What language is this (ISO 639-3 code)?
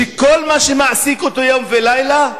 heb